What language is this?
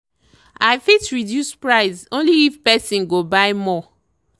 Nigerian Pidgin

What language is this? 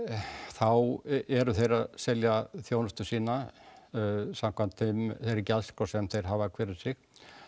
Icelandic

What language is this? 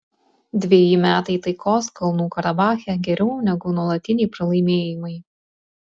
Lithuanian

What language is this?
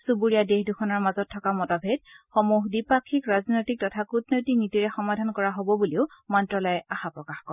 Assamese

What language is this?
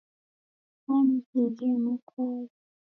Taita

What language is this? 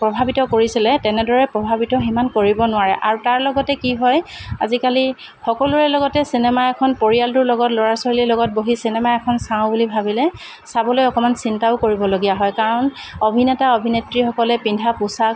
Assamese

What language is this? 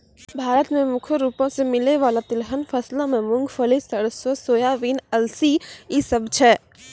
Maithili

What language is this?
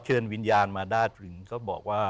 Thai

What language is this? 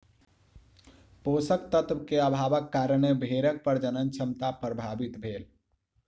Maithili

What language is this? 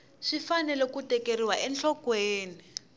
Tsonga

